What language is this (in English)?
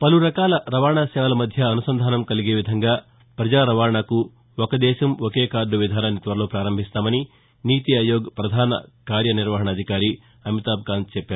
Telugu